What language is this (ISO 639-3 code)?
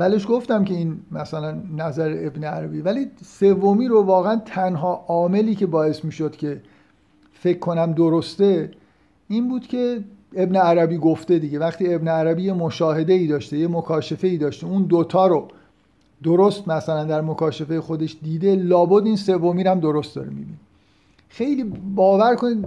fas